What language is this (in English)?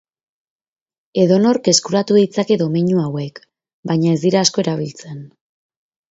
Basque